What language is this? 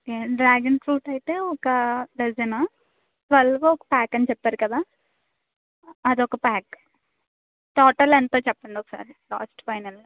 Telugu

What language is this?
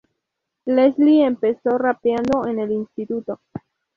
Spanish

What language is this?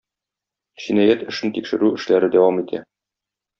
Tatar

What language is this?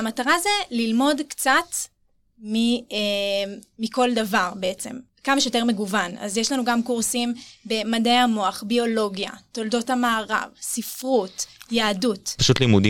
Hebrew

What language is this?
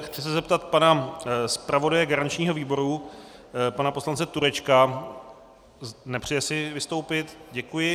Czech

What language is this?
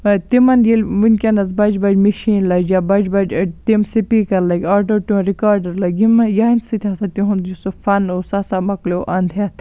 Kashmiri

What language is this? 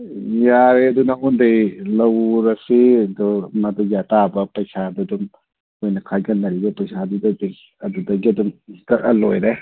Manipuri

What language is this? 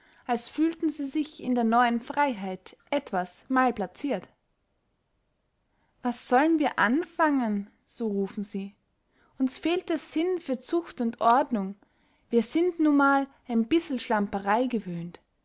German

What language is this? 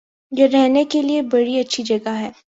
Urdu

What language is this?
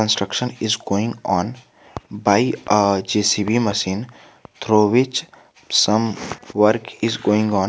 English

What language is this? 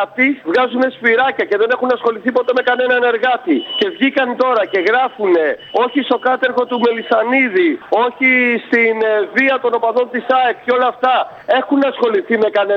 Greek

